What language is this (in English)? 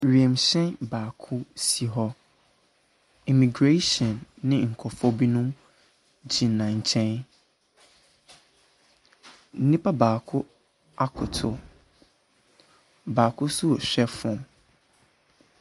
Akan